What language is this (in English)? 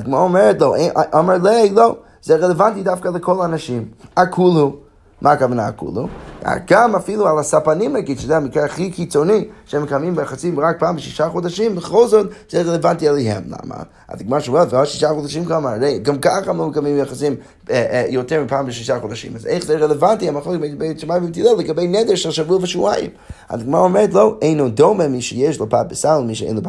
Hebrew